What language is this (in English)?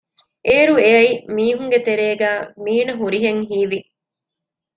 Divehi